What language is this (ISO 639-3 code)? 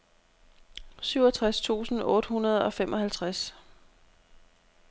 dan